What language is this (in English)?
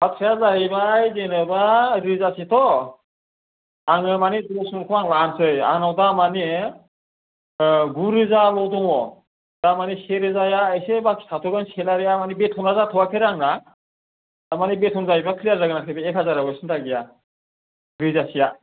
Bodo